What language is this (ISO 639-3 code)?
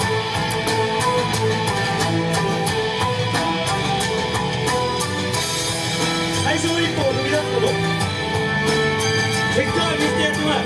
jpn